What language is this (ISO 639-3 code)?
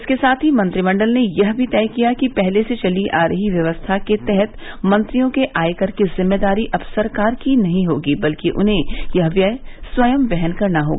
hin